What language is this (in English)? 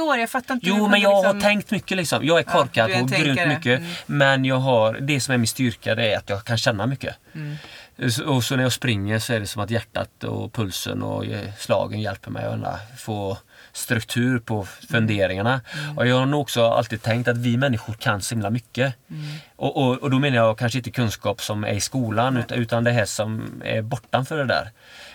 Swedish